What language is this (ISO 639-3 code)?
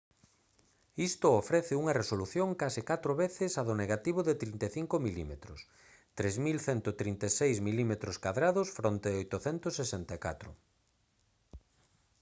glg